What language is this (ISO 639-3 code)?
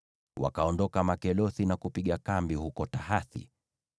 swa